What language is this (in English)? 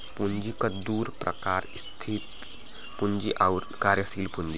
Bhojpuri